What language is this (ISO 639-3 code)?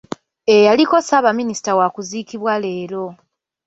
lug